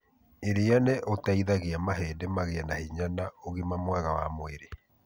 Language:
Kikuyu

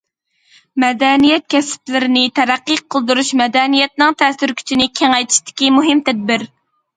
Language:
Uyghur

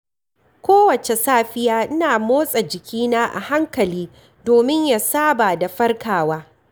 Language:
Hausa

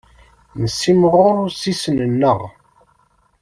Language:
Kabyle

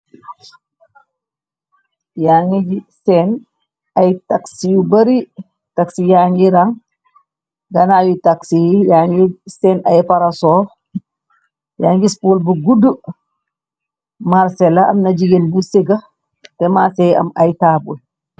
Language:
Wolof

